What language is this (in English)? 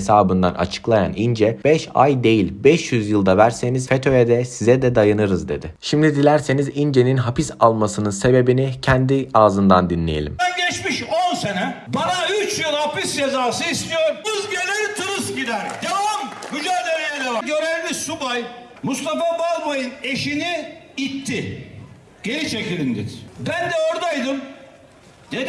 Turkish